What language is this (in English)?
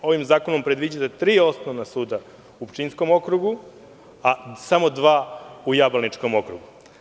Serbian